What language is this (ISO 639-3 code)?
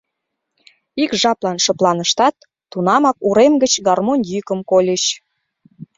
chm